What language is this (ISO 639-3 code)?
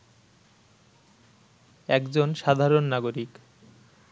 ben